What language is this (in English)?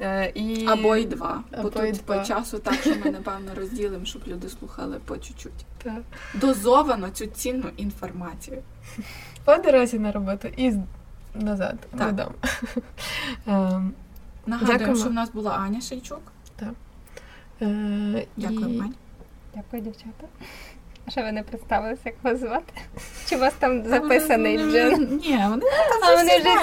Ukrainian